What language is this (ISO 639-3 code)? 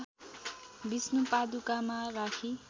nep